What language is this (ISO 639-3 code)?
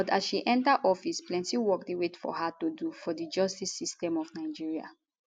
pcm